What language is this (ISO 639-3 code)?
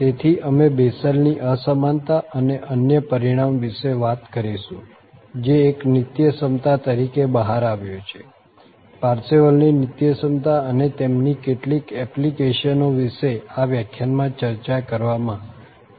guj